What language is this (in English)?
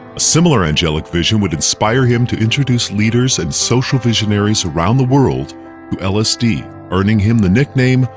English